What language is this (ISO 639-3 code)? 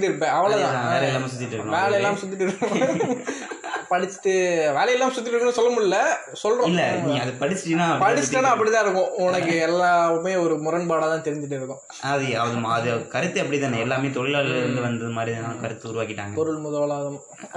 tam